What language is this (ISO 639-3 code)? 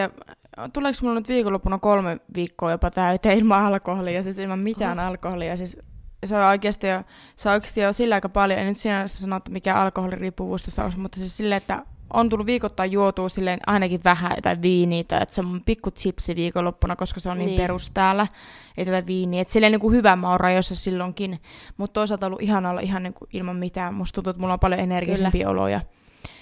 fin